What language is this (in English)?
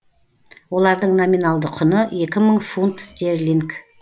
Kazakh